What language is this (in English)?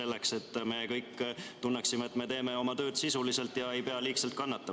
Estonian